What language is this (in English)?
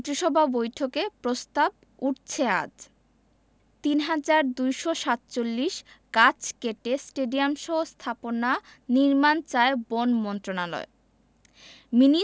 Bangla